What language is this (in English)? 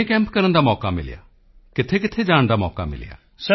Punjabi